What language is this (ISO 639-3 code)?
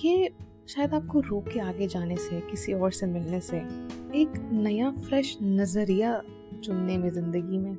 hin